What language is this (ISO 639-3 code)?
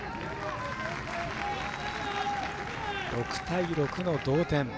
jpn